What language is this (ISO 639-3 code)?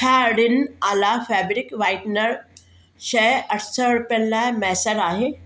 snd